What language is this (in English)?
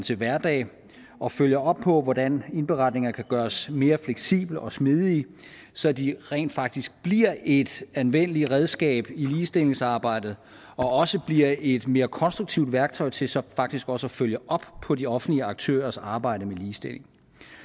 Danish